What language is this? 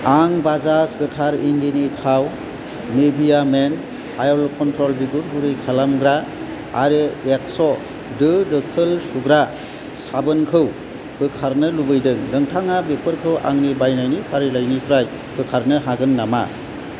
Bodo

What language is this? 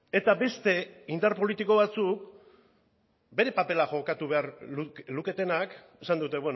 Basque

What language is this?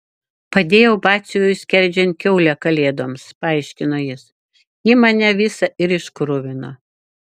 Lithuanian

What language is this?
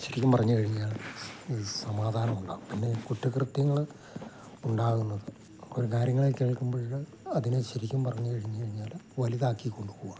Malayalam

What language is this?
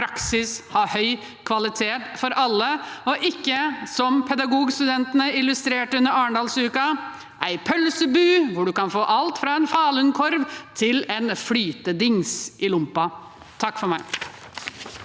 Norwegian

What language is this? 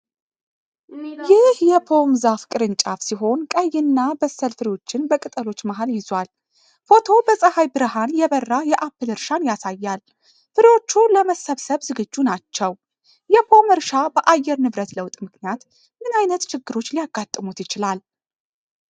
Amharic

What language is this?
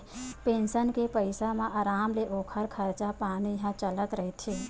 Chhattisgarhi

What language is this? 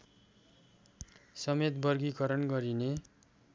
Nepali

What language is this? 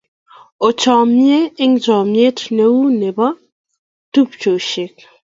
Kalenjin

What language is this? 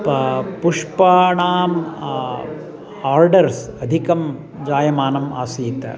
Sanskrit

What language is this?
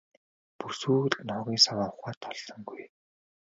Mongolian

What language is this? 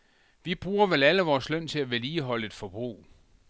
Danish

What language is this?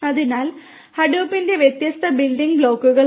Malayalam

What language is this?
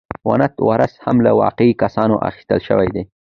Pashto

